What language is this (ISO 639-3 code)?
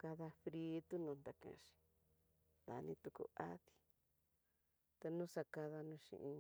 mtx